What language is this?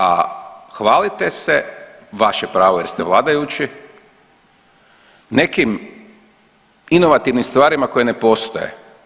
Croatian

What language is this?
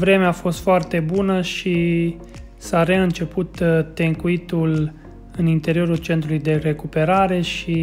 Romanian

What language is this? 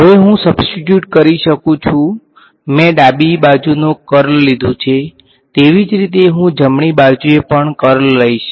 Gujarati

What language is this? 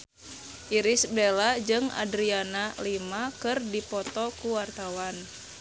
Sundanese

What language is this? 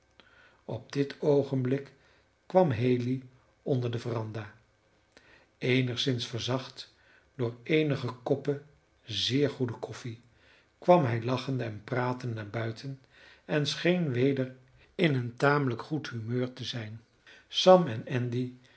Dutch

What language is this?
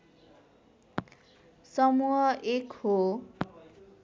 Nepali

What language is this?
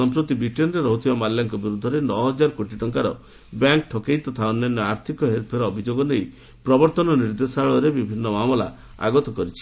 Odia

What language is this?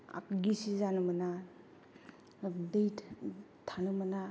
Bodo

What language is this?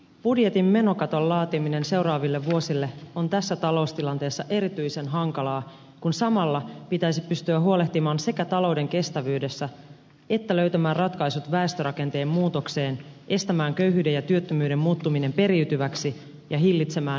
Finnish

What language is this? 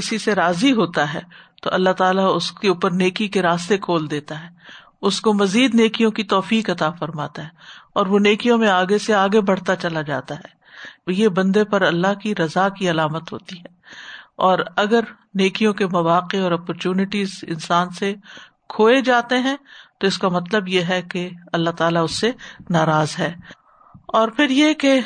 Urdu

